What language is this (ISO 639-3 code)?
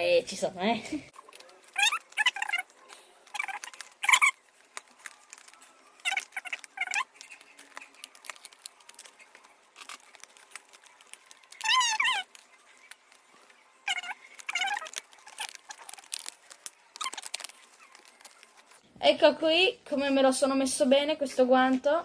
ita